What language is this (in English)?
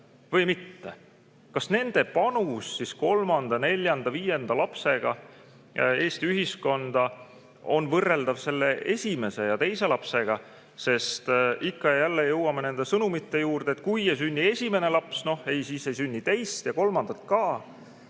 Estonian